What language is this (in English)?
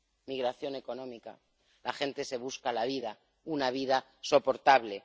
Spanish